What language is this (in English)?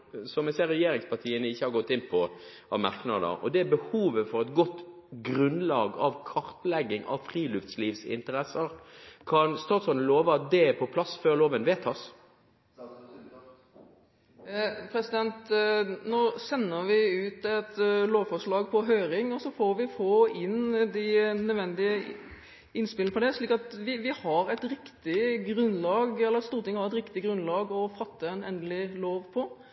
Norwegian Bokmål